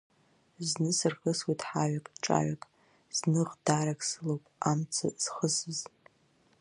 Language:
Abkhazian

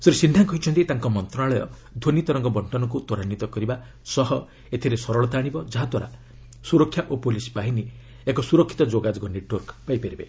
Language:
Odia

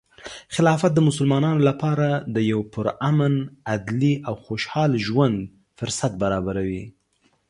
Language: Pashto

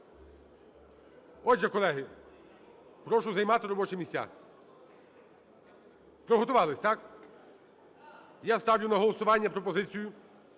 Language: Ukrainian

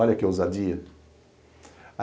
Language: Portuguese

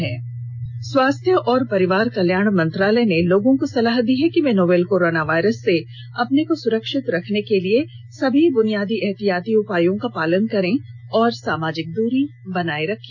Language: Hindi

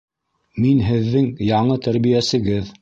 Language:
Bashkir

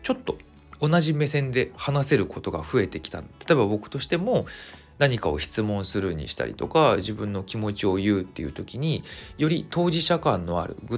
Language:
Japanese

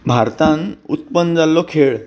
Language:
Konkani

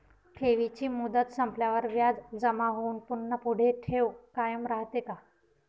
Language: Marathi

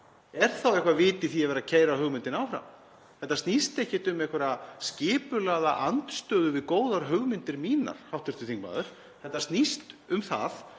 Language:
Icelandic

